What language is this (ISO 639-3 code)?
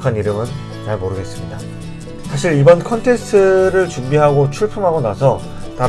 kor